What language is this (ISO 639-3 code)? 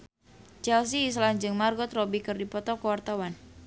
sun